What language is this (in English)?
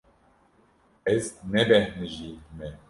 Kurdish